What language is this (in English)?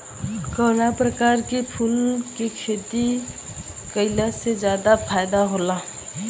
Bhojpuri